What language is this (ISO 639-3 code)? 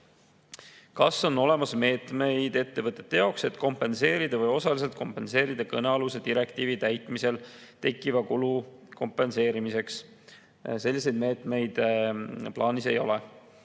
est